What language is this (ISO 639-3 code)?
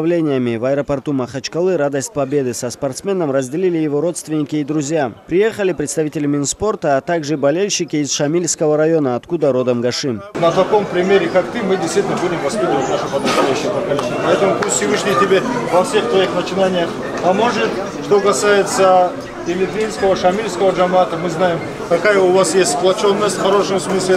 rus